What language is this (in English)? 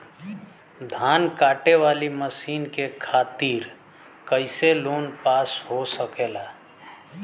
Bhojpuri